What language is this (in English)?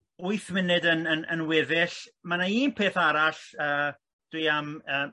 Welsh